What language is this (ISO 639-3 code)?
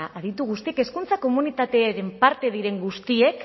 eus